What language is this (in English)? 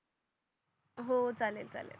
Marathi